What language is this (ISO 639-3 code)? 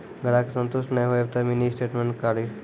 mai